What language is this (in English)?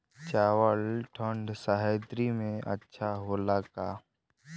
Bhojpuri